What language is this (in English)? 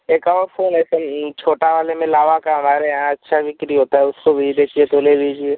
Hindi